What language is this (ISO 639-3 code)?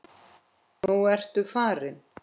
isl